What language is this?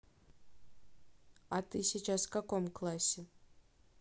Russian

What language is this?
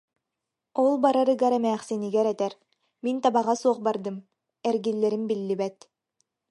Yakut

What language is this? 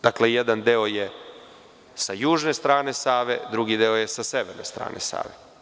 Serbian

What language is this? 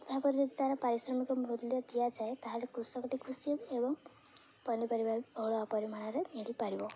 Odia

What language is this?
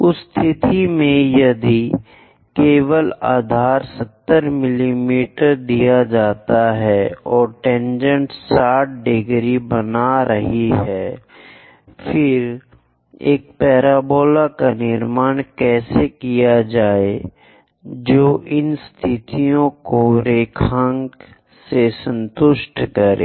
Hindi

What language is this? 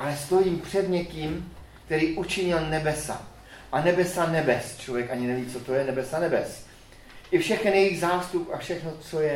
Czech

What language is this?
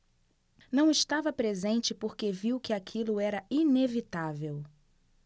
Portuguese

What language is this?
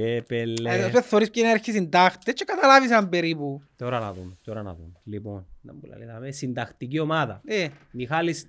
Greek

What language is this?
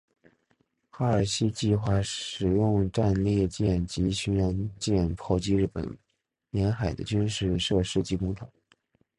Chinese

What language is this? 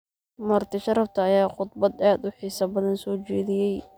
Somali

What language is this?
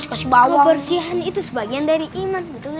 Indonesian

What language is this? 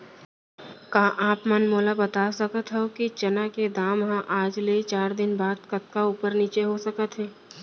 Chhattisgarhi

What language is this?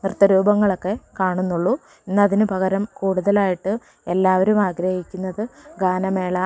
Malayalam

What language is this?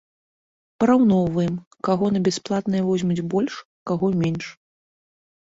Belarusian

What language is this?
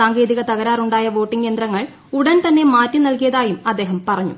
Malayalam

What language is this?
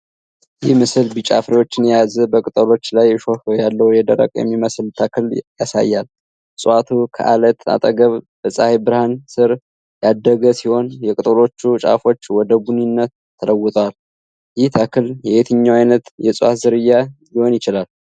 Amharic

